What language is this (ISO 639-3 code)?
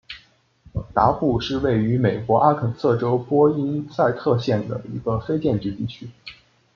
zho